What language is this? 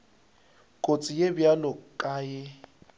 Northern Sotho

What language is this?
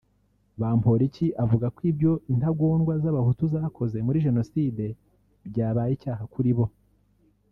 Kinyarwanda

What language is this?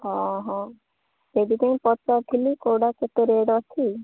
Odia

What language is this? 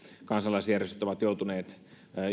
Finnish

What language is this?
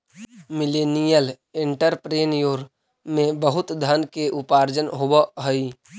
Magahi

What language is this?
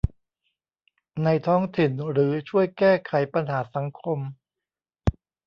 Thai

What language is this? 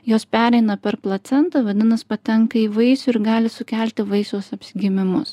Lithuanian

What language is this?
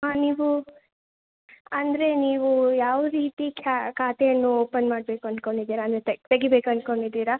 Kannada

